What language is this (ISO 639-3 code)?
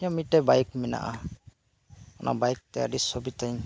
sat